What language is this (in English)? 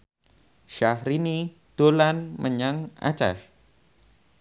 Javanese